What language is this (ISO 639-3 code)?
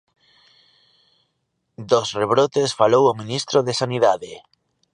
glg